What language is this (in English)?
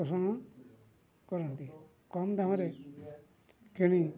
Odia